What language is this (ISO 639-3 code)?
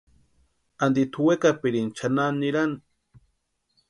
pua